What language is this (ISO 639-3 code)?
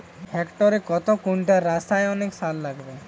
ben